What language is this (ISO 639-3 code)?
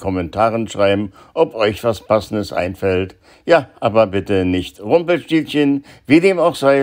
deu